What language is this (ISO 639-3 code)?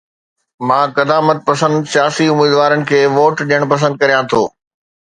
snd